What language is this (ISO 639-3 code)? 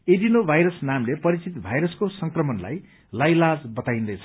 nep